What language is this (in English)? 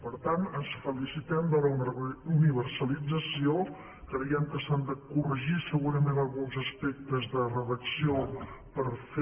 Catalan